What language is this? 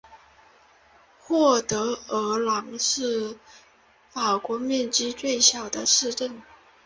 Chinese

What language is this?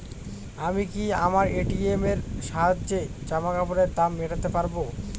Bangla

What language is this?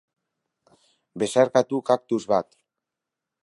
Basque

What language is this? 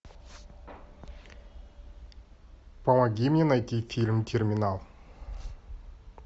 Russian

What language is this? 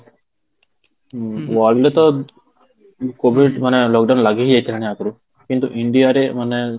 Odia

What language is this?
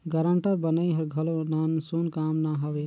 Chhattisgarhi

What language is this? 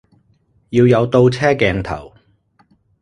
Cantonese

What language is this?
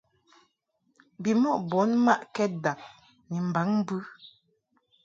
Mungaka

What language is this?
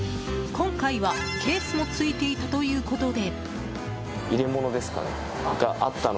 Japanese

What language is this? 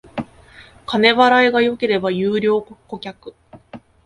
Japanese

